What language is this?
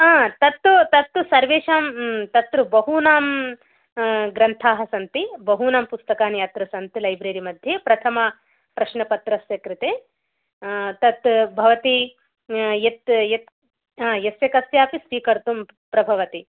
Sanskrit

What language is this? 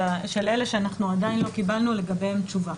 Hebrew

